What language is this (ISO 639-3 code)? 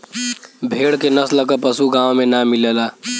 bho